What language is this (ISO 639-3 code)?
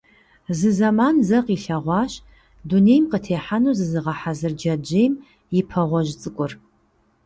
kbd